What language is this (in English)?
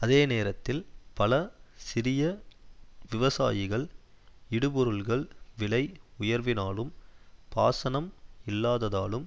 Tamil